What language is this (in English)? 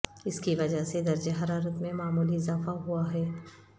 Urdu